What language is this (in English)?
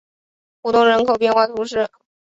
Chinese